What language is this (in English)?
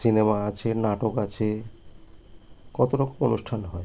Bangla